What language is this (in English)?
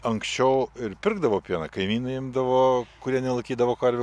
Lithuanian